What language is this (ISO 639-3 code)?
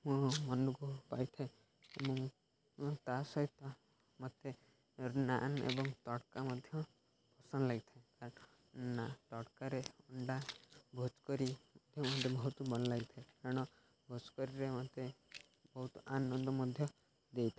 ori